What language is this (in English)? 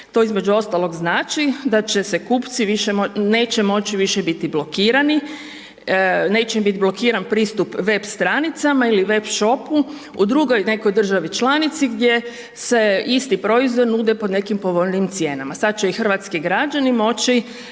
Croatian